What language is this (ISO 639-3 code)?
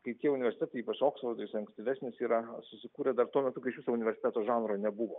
lit